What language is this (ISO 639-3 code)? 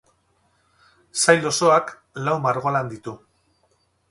eus